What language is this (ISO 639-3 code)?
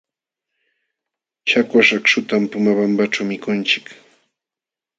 qxw